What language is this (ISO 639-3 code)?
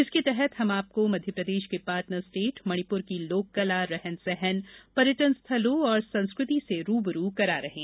hin